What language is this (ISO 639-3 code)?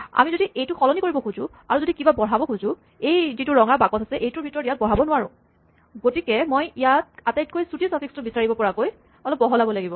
asm